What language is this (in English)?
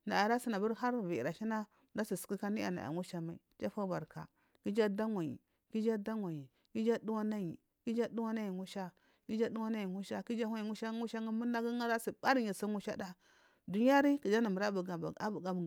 Marghi South